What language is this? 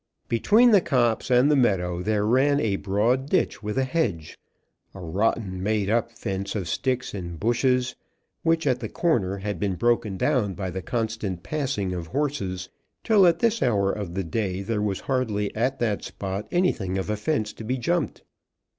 English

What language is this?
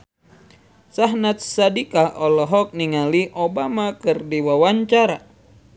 Sundanese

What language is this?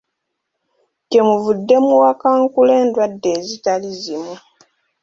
Ganda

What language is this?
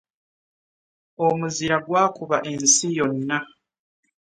Ganda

